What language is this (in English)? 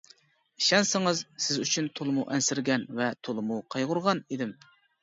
Uyghur